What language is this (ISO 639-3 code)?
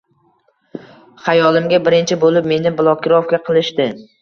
uzb